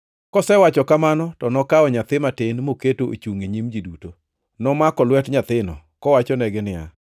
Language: Luo (Kenya and Tanzania)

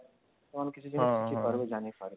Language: Odia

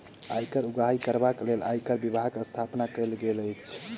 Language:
Maithili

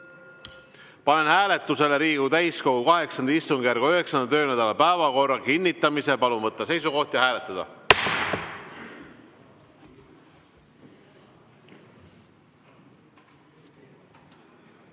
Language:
Estonian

